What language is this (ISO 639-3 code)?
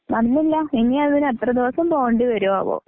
mal